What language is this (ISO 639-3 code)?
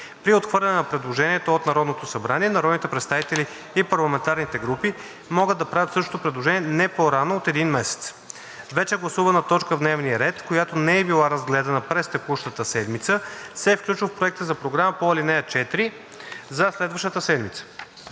bul